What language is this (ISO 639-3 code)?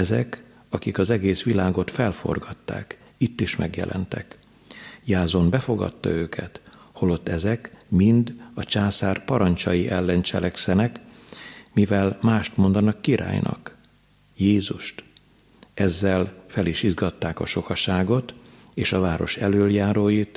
hun